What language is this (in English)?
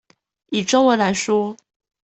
Chinese